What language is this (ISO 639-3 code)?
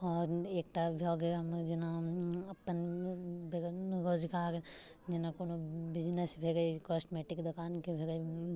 mai